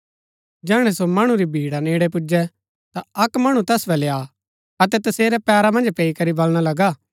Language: Gaddi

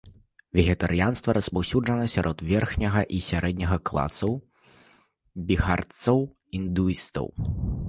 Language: Belarusian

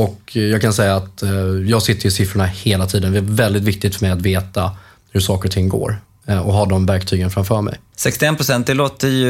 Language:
Swedish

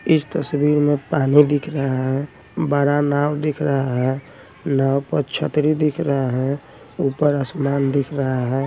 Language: Hindi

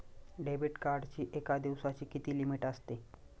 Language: Marathi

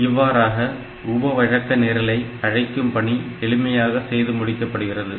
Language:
Tamil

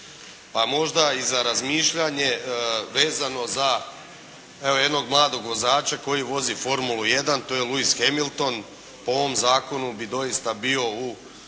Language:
Croatian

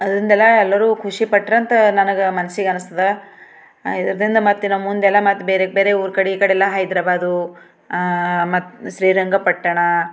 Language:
Kannada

